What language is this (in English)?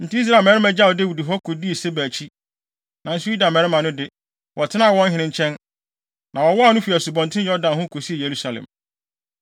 Akan